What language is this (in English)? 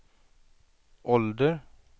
Swedish